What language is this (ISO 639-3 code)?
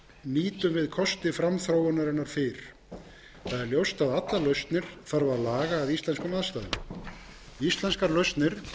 isl